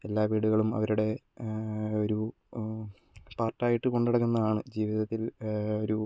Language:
Malayalam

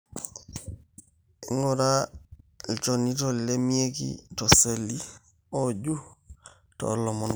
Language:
Masai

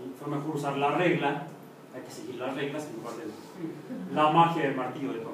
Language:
Spanish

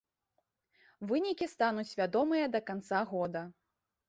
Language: Belarusian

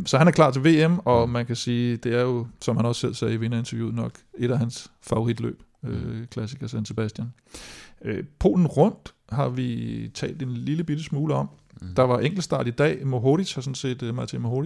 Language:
Danish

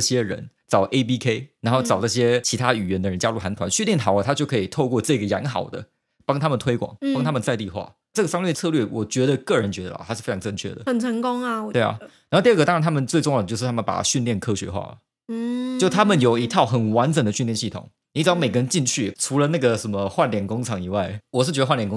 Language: Chinese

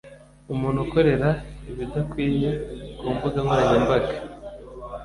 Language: Kinyarwanda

